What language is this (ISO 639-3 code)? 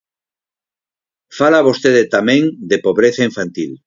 glg